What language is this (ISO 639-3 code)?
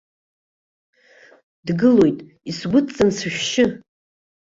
abk